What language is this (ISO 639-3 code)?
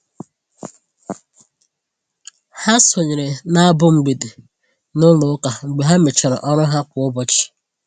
ibo